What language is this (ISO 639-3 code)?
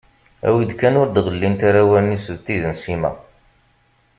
kab